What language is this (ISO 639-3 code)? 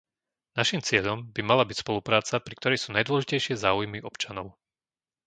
slk